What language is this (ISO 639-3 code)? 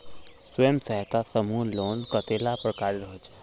mag